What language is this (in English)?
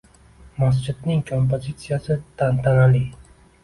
Uzbek